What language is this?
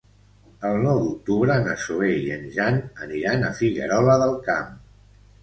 Catalan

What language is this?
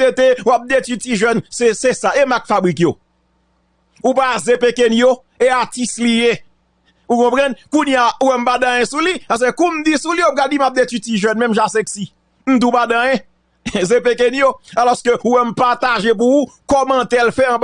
French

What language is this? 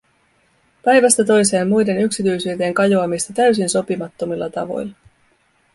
Finnish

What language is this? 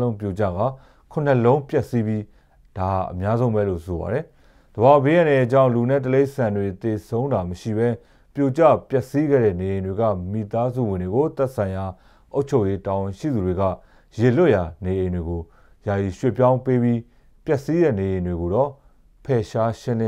Korean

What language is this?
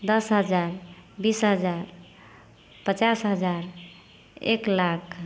Maithili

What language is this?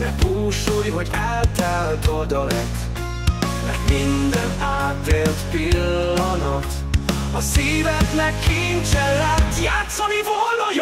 Hungarian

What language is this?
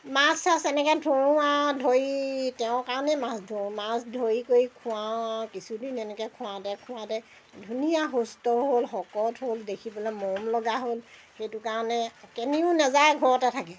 Assamese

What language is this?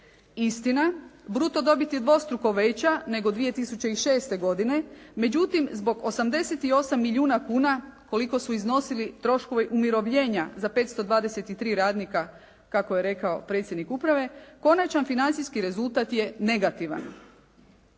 Croatian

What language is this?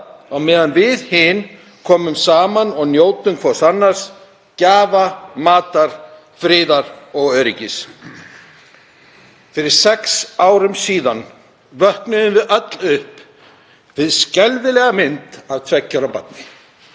Icelandic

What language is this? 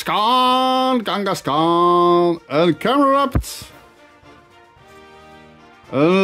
Dutch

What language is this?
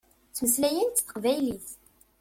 Kabyle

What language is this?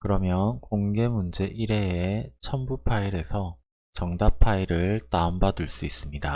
Korean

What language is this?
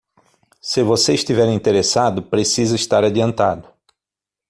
Portuguese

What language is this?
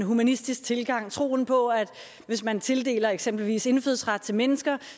Danish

